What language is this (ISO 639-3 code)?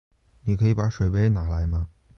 zho